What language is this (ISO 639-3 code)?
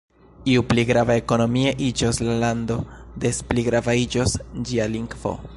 epo